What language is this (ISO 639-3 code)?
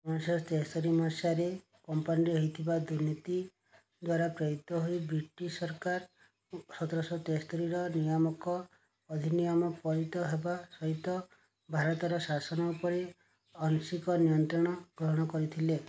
ori